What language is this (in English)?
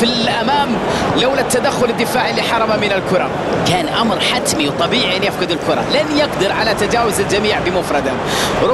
Arabic